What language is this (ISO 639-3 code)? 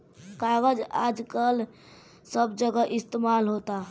bho